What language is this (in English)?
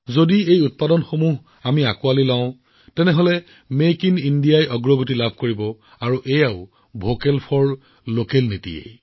Assamese